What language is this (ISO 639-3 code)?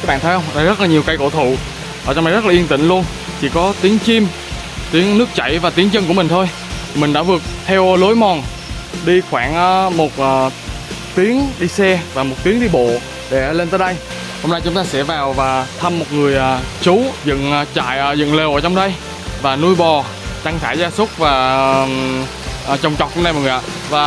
vie